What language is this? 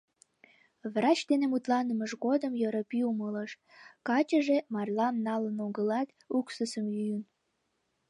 Mari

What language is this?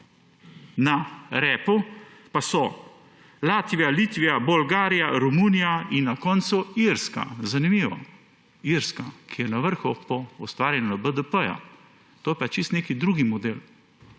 Slovenian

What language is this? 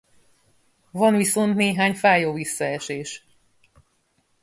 Hungarian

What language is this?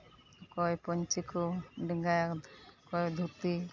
Santali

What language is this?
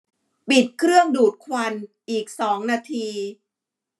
Thai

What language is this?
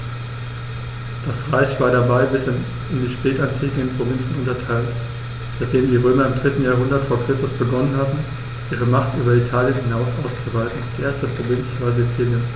German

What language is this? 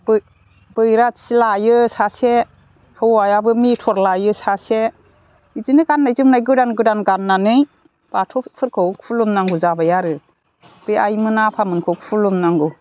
Bodo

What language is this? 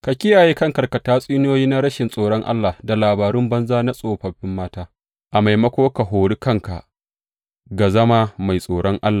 Hausa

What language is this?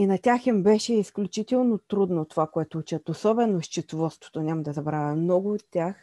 Bulgarian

